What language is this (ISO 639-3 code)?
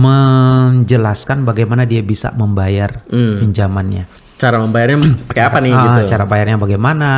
ind